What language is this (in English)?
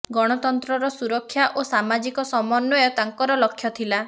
Odia